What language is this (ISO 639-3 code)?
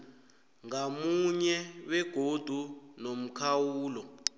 nbl